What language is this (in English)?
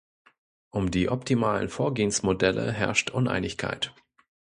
German